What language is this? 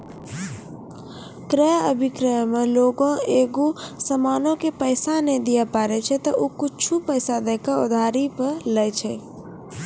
Maithili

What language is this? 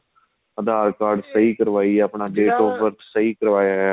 Punjabi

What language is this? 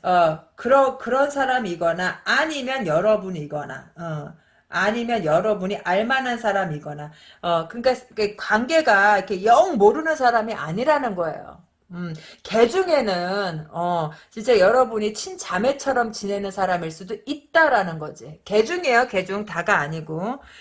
Korean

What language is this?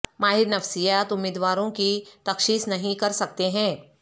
Urdu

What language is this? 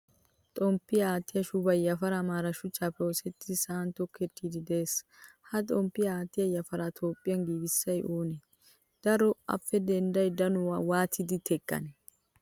Wolaytta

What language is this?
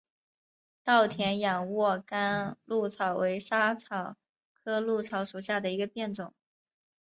Chinese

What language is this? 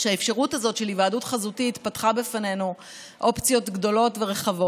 Hebrew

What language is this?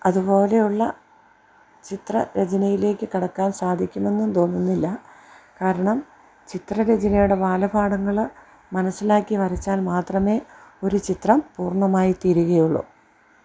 Malayalam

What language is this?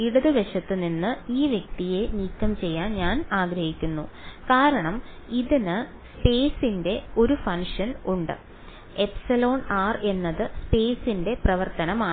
Malayalam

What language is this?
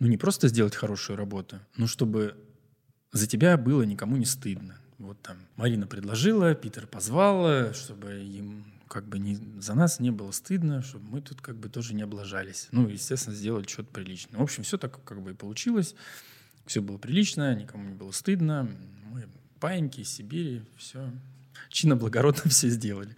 Russian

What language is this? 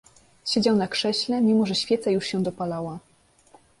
Polish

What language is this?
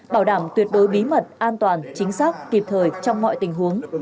Vietnamese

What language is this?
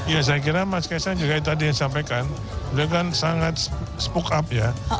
Indonesian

